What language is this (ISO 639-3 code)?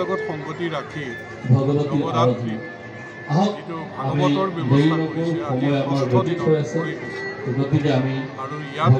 ara